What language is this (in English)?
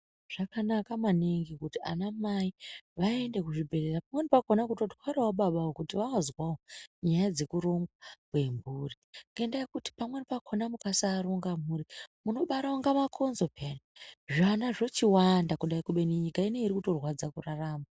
Ndau